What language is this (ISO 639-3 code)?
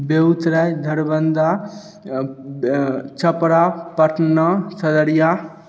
mai